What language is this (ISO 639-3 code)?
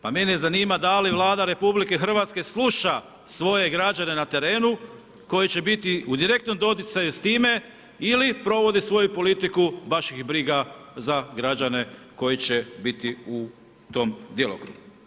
hrv